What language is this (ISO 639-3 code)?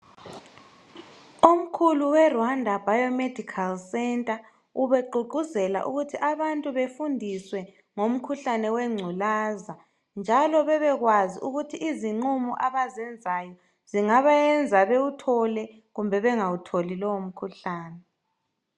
nde